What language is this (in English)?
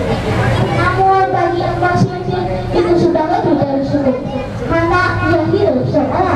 Indonesian